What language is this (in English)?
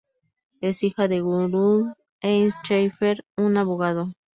Spanish